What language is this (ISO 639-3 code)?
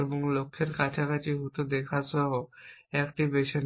ben